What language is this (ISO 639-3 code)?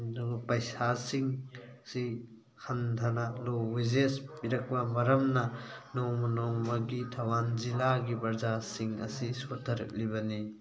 mni